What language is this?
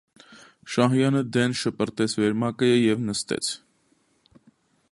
Armenian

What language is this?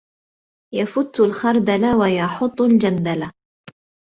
Arabic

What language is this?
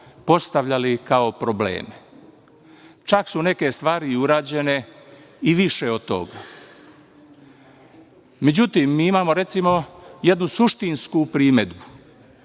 Serbian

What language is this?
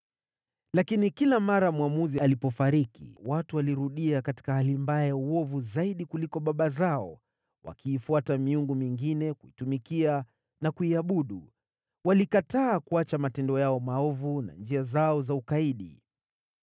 Swahili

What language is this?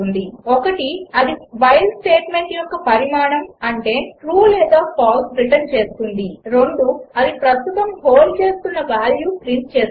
Telugu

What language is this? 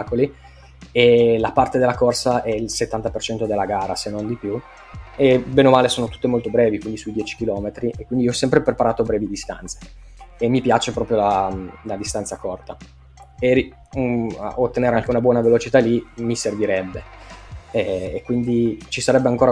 Italian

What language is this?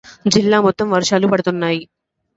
Telugu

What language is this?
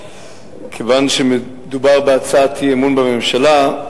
Hebrew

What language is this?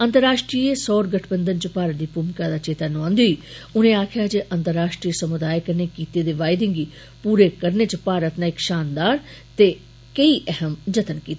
Dogri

